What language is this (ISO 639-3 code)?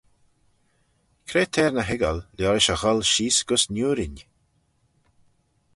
glv